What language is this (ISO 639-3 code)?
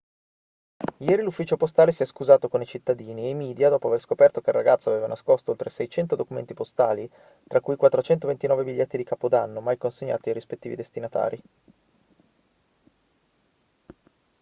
ita